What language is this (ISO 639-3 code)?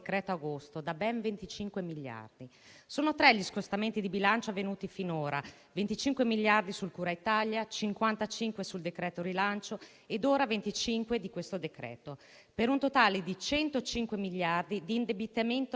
ita